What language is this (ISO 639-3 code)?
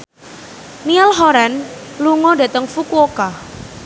jav